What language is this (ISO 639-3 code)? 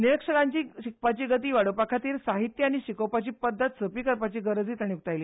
kok